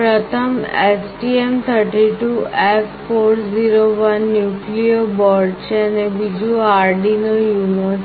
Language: Gujarati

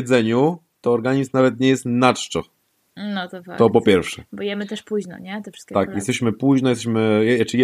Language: Polish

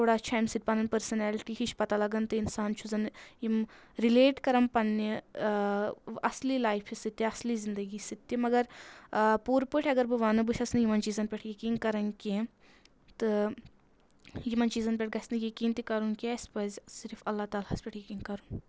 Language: Kashmiri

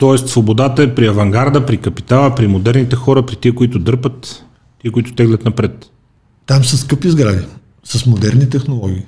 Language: Bulgarian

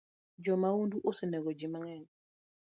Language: Luo (Kenya and Tanzania)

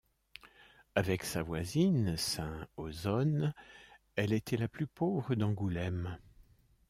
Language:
French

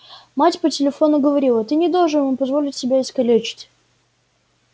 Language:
Russian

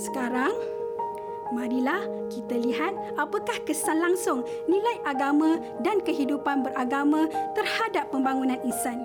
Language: Malay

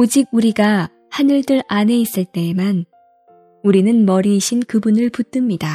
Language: Korean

